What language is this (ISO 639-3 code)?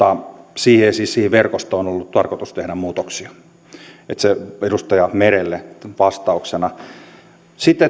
fin